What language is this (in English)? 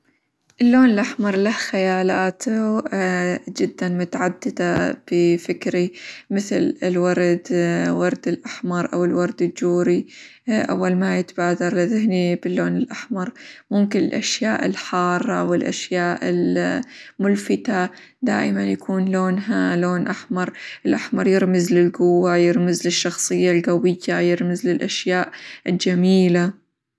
Hijazi Arabic